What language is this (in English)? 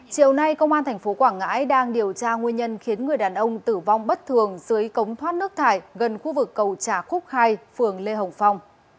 Vietnamese